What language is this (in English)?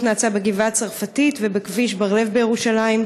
Hebrew